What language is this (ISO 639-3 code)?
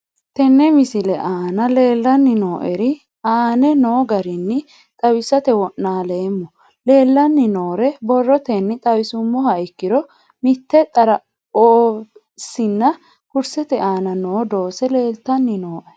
sid